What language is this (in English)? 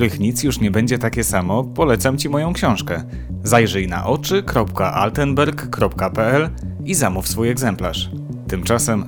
Polish